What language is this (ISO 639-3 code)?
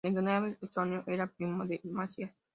spa